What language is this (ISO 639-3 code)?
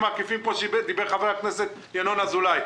heb